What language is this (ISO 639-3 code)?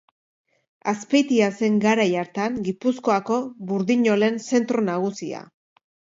eus